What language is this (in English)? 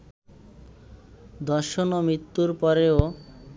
Bangla